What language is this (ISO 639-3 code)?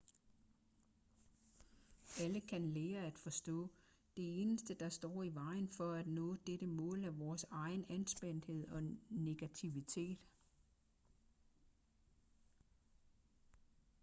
dan